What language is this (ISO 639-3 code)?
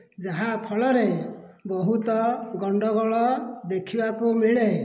ori